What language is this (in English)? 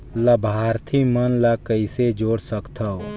Chhattisgarhi